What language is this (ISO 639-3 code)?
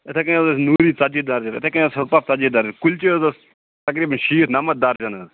kas